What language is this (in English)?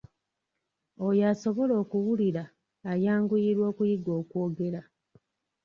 Ganda